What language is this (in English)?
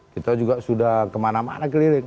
Indonesian